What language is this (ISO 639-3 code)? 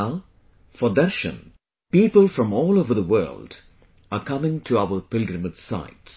eng